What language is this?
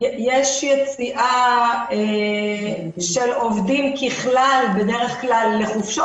Hebrew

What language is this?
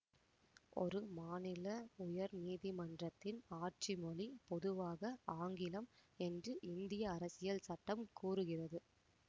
Tamil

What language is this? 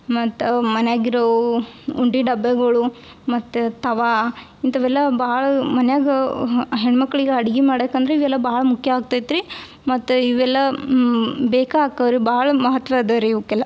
Kannada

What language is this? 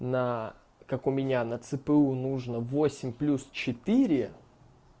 Russian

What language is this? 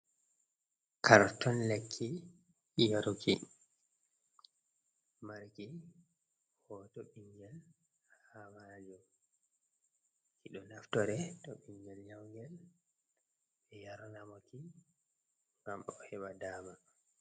Fula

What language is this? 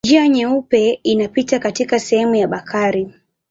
Swahili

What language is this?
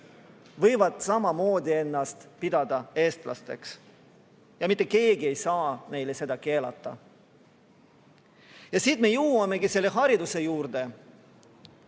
Estonian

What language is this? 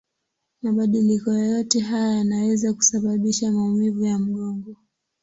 Swahili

